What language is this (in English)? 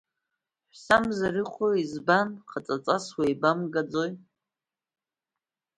Abkhazian